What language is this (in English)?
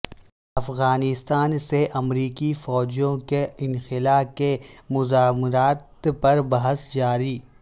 Urdu